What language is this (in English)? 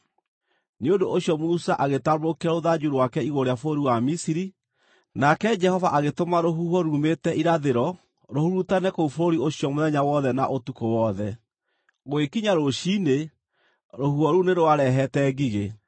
Kikuyu